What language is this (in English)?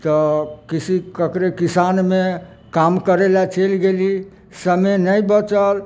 Maithili